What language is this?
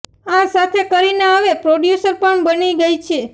Gujarati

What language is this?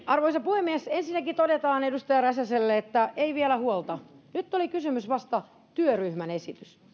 Finnish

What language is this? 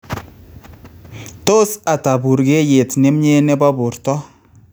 Kalenjin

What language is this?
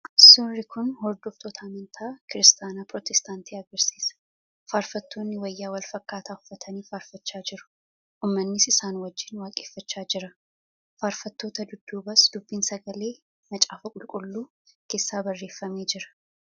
Oromo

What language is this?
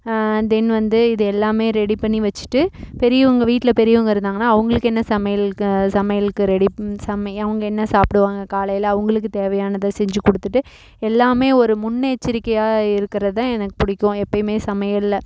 Tamil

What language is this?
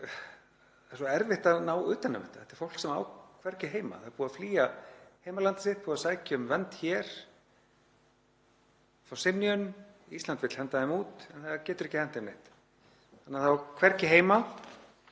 Icelandic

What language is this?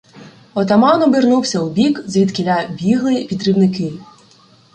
Ukrainian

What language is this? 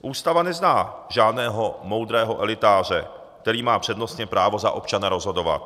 Czech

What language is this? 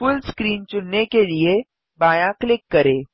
Hindi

